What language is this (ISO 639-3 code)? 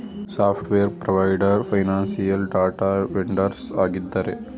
kan